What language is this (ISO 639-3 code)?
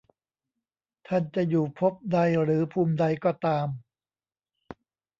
tha